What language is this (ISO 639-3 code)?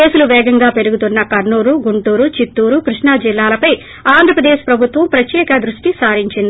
tel